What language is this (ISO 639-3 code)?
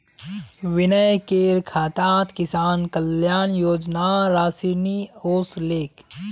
mag